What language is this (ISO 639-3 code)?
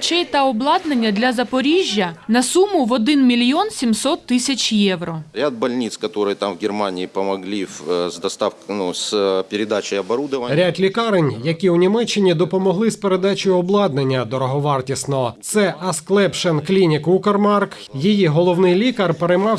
ukr